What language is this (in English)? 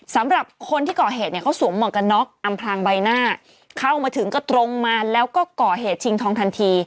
Thai